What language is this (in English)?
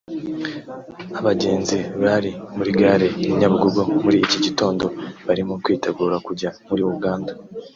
Kinyarwanda